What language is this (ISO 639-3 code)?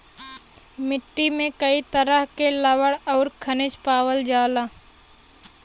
bho